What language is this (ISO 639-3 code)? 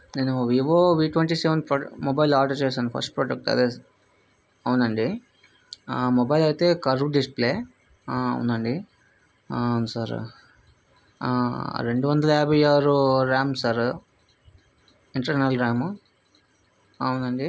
tel